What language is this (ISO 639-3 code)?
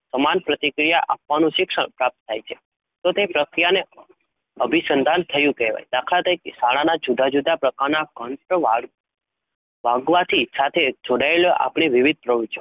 guj